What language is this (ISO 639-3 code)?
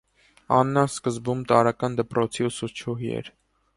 hye